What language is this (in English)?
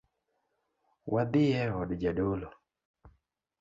Luo (Kenya and Tanzania)